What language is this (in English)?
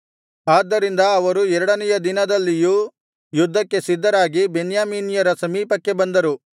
Kannada